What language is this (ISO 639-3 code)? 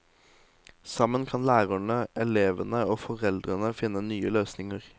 nor